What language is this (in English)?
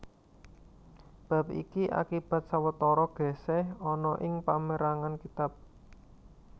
Javanese